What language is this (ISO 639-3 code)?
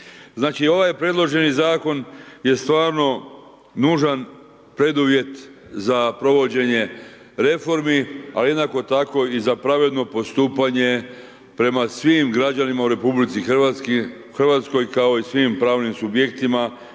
hrv